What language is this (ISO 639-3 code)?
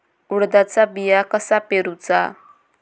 mar